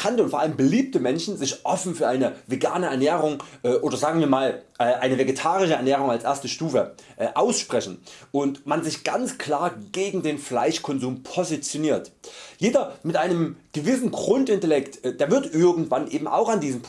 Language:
German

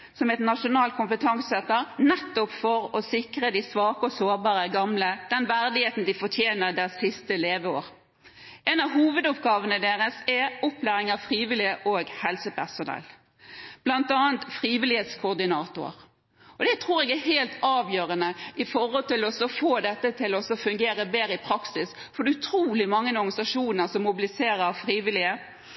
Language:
Norwegian Nynorsk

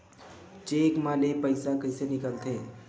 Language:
Chhattisgarhi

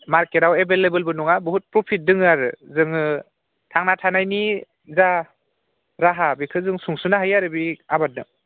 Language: Bodo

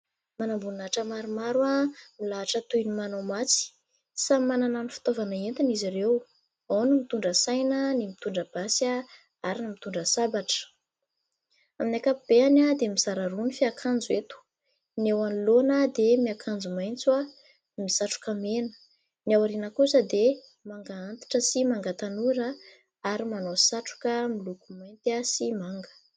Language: Malagasy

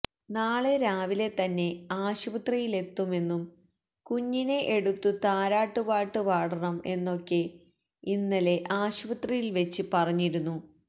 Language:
Malayalam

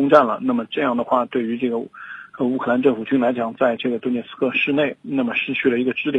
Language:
Chinese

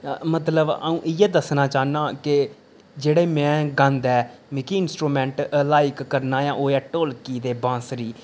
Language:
Dogri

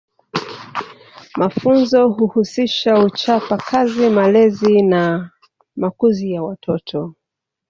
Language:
Swahili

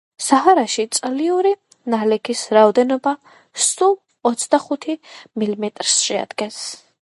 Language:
Georgian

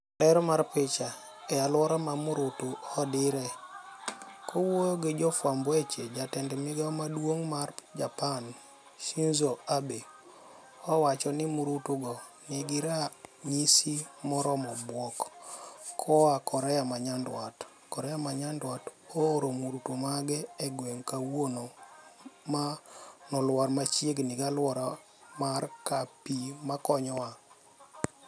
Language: Luo (Kenya and Tanzania)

